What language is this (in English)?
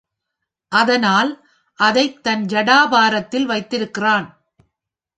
Tamil